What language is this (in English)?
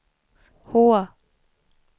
Swedish